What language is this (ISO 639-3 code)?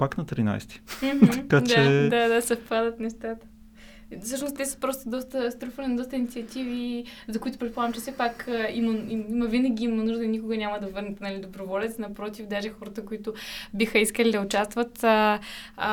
bul